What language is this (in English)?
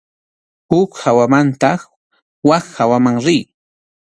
Arequipa-La Unión Quechua